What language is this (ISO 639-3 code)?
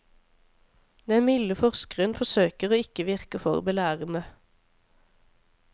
nor